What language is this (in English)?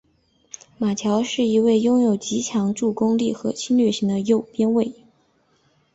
Chinese